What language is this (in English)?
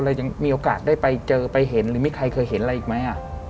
Thai